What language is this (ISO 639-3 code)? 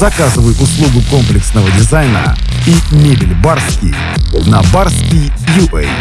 rus